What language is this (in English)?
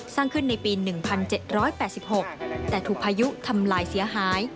Thai